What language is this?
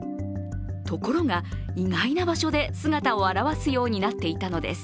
Japanese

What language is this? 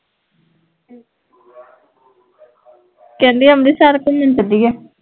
Punjabi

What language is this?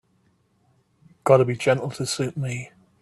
English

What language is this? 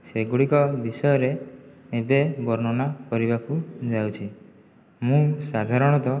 Odia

